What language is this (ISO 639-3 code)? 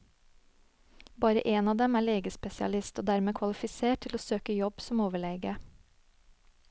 nor